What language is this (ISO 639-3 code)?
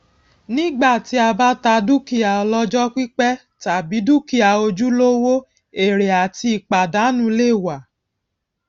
yor